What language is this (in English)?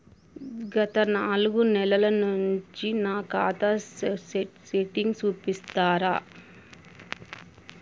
Telugu